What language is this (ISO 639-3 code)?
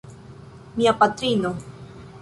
epo